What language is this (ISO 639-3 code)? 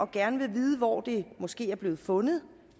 dan